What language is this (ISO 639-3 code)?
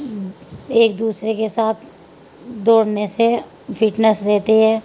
urd